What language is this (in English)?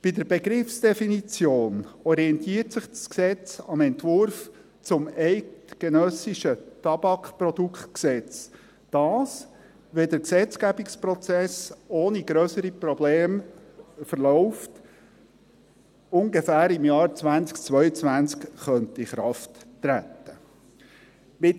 Swiss German